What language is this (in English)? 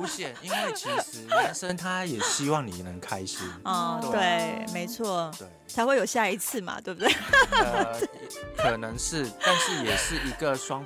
Chinese